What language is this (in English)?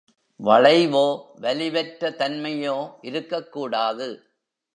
Tamil